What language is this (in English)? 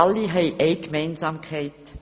Swiss German